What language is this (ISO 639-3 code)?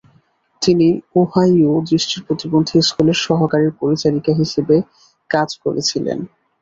ben